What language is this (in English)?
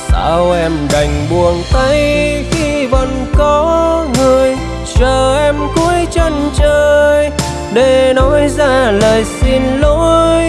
Vietnamese